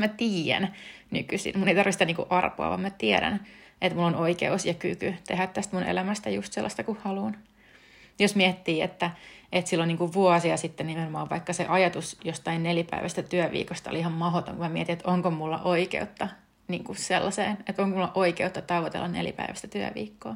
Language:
Finnish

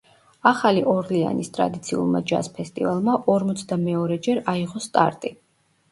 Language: Georgian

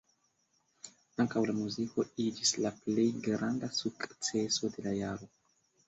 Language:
Esperanto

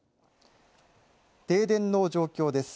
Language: Japanese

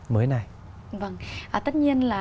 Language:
Vietnamese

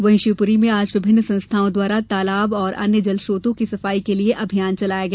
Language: Hindi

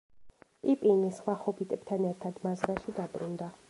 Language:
Georgian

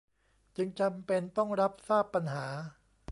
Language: Thai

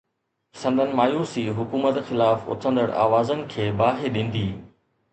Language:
Sindhi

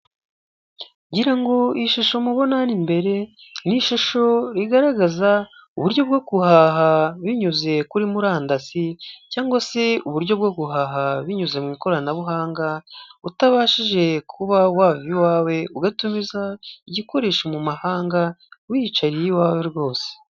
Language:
Kinyarwanda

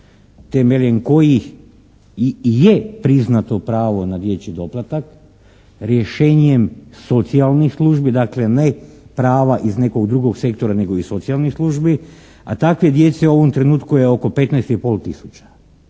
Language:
Croatian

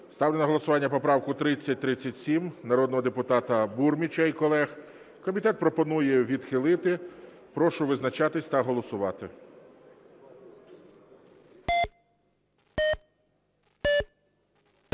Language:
Ukrainian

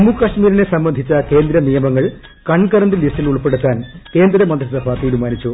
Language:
Malayalam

